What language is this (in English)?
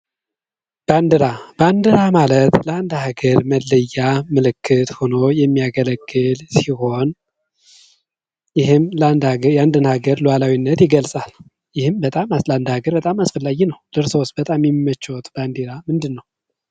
Amharic